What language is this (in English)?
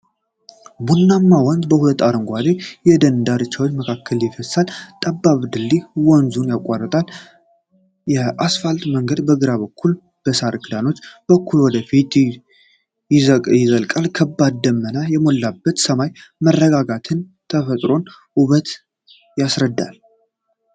Amharic